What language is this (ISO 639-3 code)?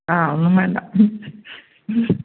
mal